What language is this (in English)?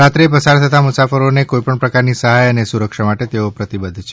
Gujarati